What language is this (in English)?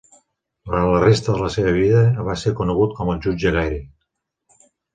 Catalan